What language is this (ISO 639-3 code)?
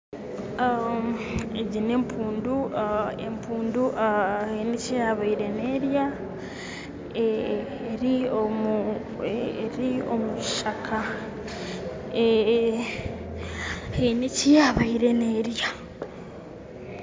nyn